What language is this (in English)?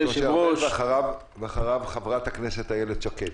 Hebrew